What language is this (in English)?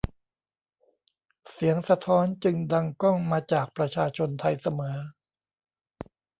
Thai